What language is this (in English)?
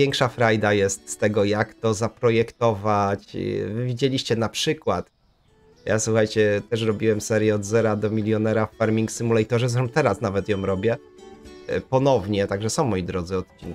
Polish